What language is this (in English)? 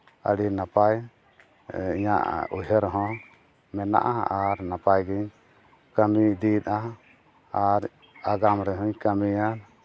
Santali